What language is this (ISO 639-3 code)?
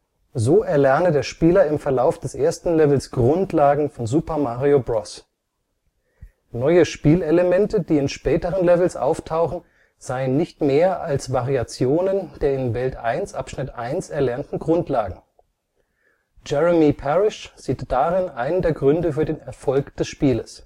deu